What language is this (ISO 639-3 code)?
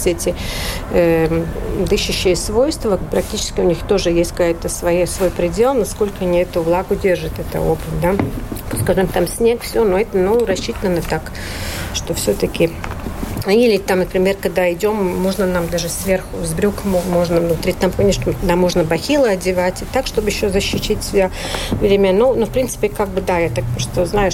rus